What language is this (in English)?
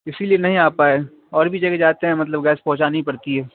Urdu